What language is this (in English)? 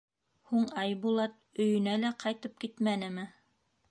Bashkir